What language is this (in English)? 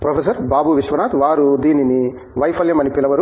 Telugu